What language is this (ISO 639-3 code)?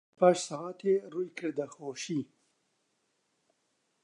ckb